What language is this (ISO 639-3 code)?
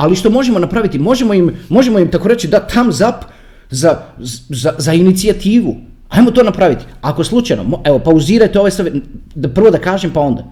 hrv